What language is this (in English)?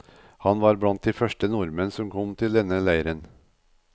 Norwegian